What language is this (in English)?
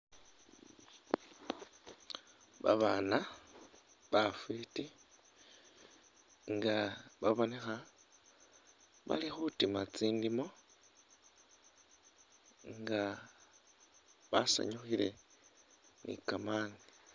Masaaba